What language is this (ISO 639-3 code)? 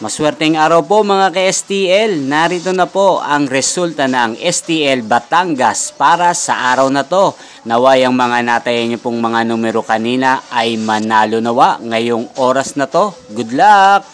fil